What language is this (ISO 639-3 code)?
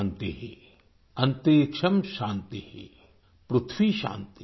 hin